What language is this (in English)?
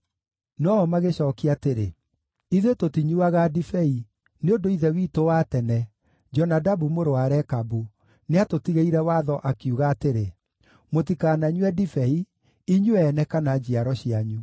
Kikuyu